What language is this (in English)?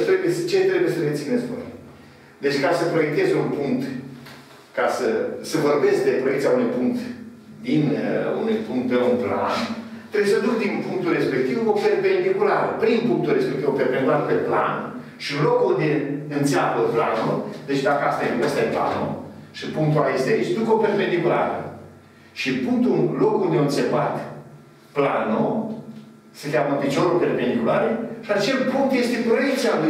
Romanian